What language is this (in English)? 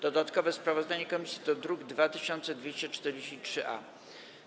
Polish